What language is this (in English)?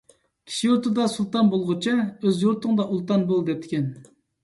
Uyghur